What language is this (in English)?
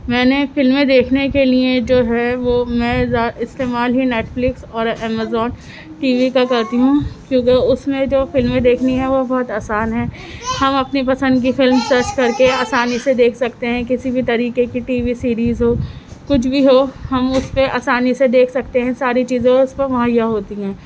Urdu